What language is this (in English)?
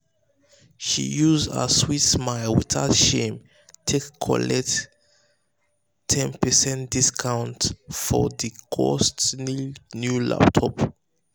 Nigerian Pidgin